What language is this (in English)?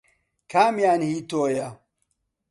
Central Kurdish